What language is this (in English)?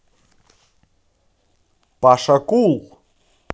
Russian